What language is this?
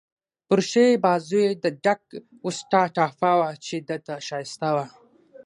Pashto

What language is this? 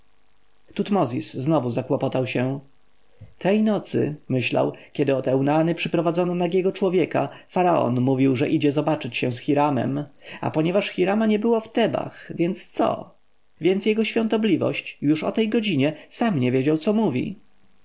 Polish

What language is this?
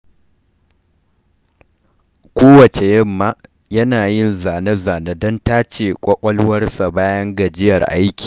Hausa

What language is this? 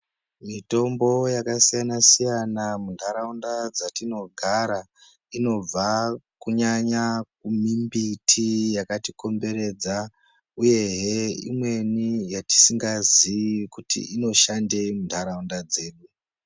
Ndau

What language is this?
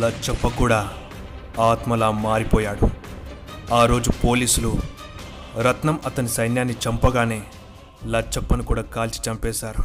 Telugu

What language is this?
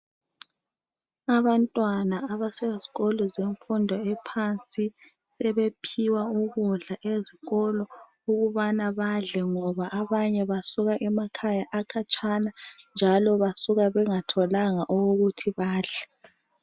North Ndebele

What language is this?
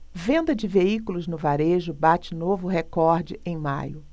Portuguese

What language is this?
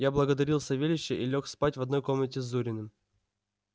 Russian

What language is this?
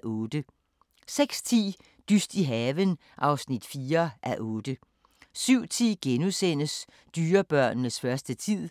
Danish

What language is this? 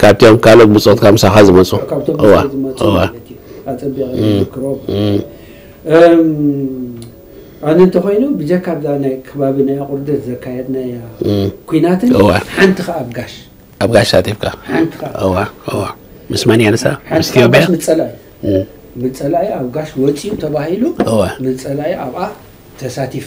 Arabic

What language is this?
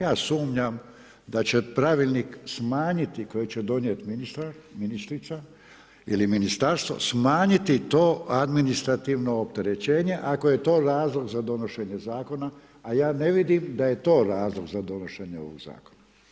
Croatian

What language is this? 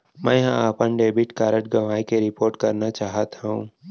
Chhattisgarhi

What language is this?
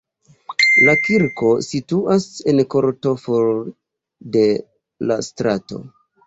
Esperanto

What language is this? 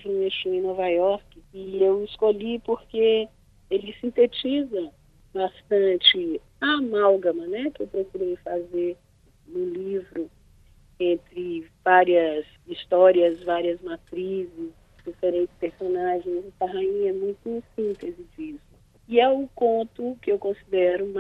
Portuguese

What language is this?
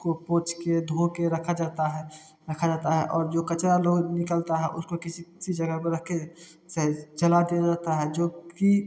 Hindi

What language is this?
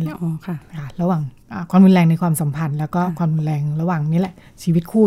Thai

